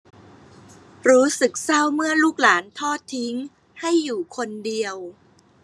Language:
Thai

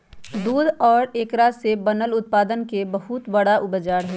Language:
Magahi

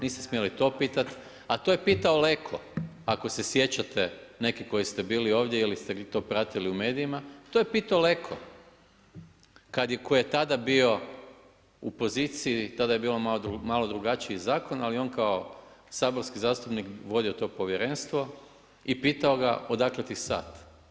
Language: Croatian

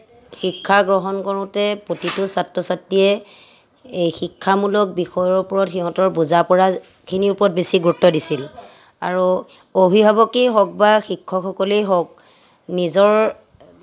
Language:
Assamese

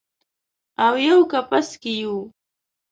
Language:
Pashto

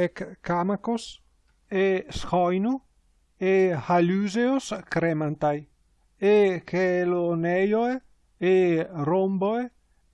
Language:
Greek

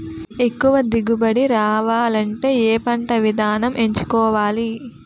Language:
Telugu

